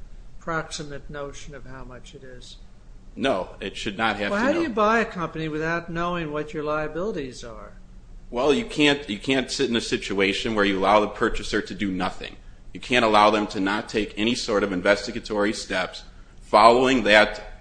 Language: English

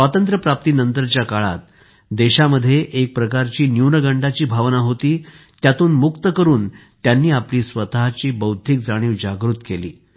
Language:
Marathi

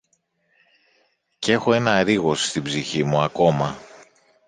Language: Greek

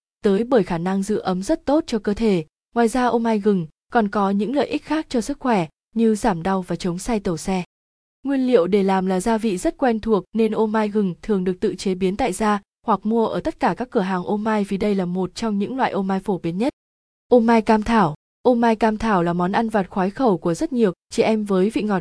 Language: Vietnamese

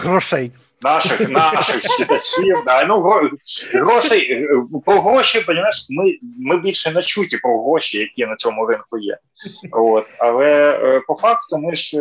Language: Ukrainian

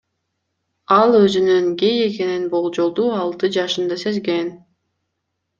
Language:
Kyrgyz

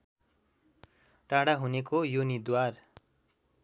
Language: Nepali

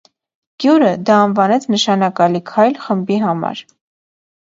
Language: Armenian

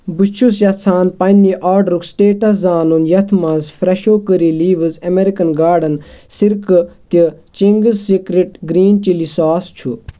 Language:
Kashmiri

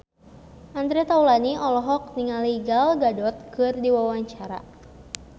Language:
Sundanese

